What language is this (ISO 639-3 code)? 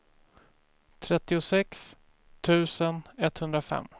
swe